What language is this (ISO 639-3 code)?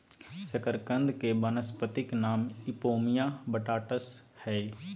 mag